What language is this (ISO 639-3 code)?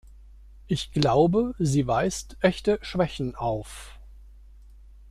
deu